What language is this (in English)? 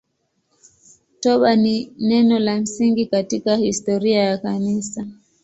Swahili